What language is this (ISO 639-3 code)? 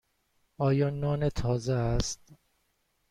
fas